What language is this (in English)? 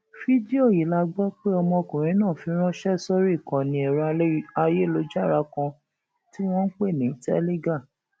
Yoruba